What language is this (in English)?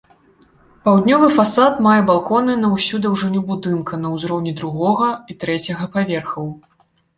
Belarusian